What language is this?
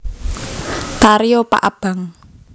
Javanese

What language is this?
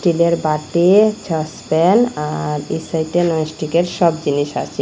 Bangla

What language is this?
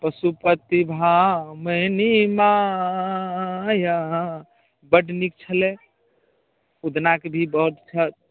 Maithili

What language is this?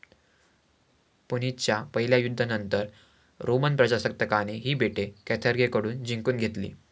Marathi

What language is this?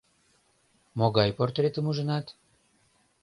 Mari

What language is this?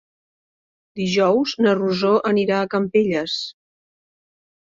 Catalan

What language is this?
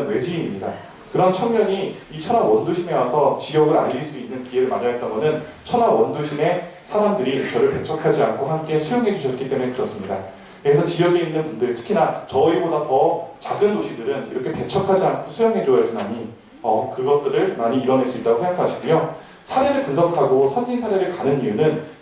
Korean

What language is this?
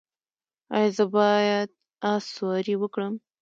Pashto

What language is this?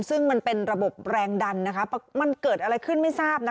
Thai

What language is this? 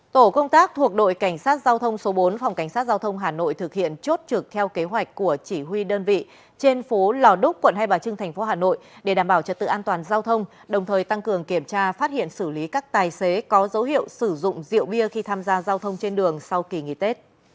Vietnamese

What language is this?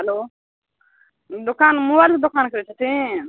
Maithili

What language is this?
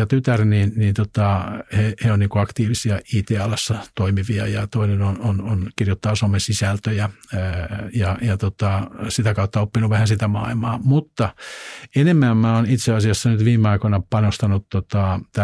Finnish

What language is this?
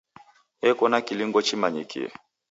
Taita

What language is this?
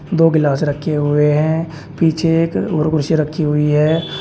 Hindi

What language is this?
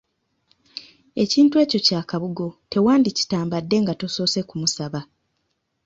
Ganda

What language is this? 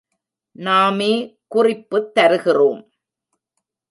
Tamil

